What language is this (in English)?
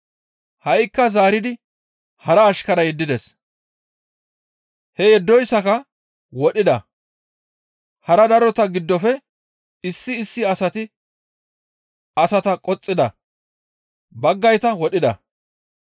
Gamo